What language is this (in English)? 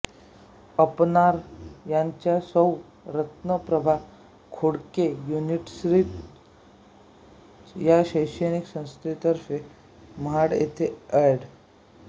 Marathi